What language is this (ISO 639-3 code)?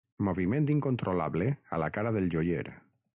cat